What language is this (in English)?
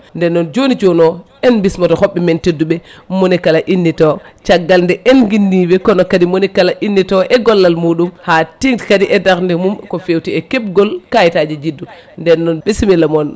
Fula